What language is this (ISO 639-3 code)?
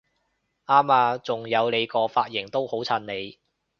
yue